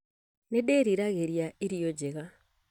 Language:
Kikuyu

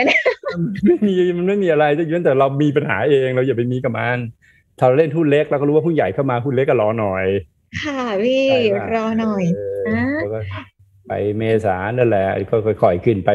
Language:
Thai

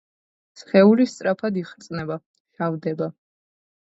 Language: Georgian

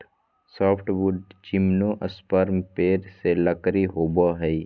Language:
Magahi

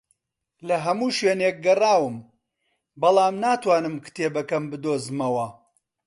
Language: Central Kurdish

